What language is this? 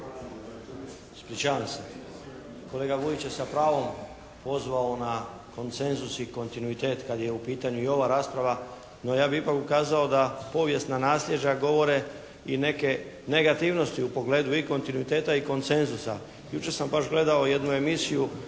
Croatian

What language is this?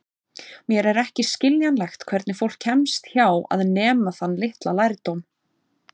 Icelandic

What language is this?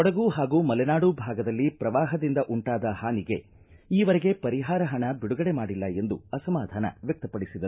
Kannada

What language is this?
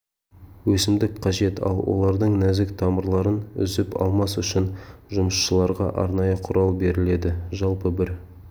Kazakh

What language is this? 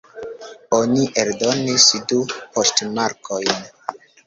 Esperanto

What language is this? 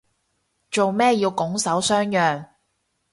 Cantonese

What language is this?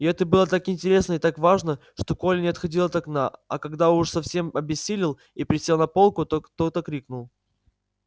Russian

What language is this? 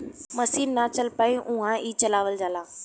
Bhojpuri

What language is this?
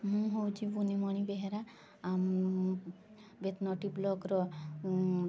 Odia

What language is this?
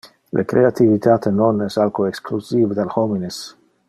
Interlingua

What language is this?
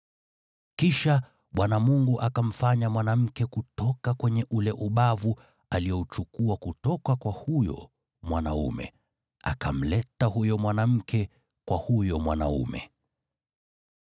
Swahili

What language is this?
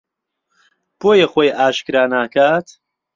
Central Kurdish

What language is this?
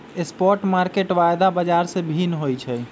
Magahi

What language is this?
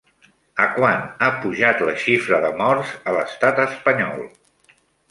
Catalan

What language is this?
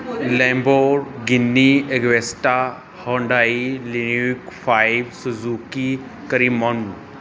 Punjabi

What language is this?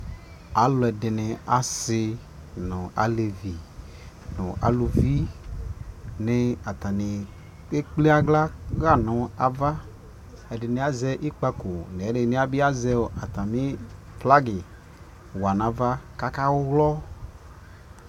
Ikposo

